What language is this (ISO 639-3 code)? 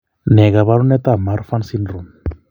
kln